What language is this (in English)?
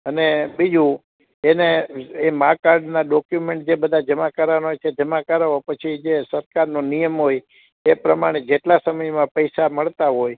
Gujarati